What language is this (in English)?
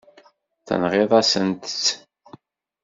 Kabyle